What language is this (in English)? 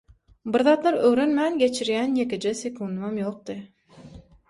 Turkmen